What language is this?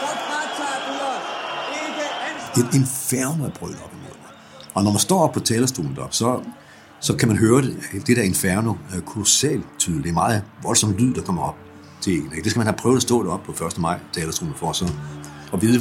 Danish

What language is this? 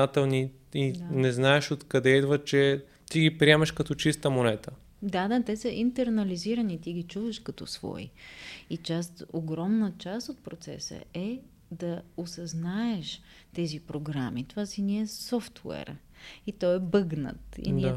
Bulgarian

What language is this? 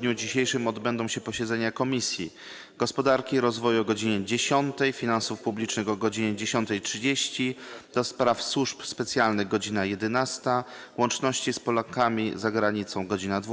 Polish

